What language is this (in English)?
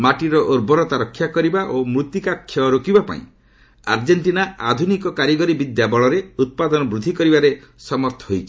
Odia